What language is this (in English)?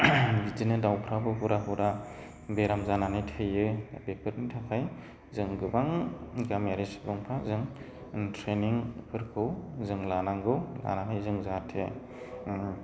Bodo